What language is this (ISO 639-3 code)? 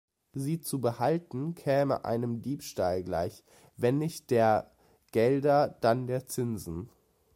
deu